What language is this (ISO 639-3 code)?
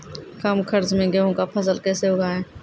mai